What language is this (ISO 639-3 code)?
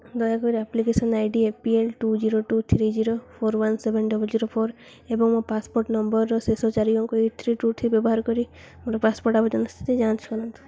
ori